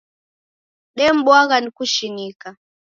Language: Taita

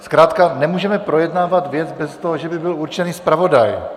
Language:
Czech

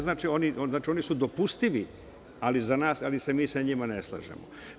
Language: Serbian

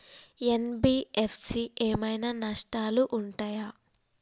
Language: Telugu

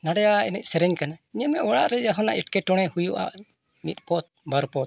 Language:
Santali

